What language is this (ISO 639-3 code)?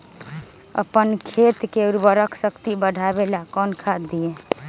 mag